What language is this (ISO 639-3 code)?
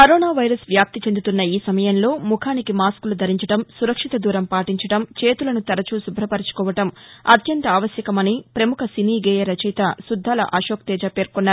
tel